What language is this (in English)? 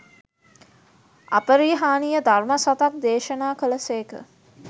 Sinhala